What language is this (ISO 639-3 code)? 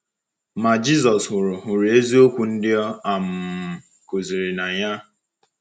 ibo